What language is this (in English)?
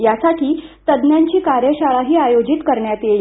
Marathi